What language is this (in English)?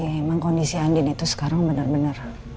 Indonesian